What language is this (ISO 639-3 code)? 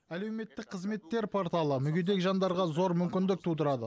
kaz